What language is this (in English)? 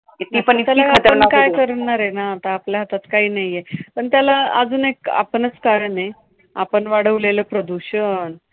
Marathi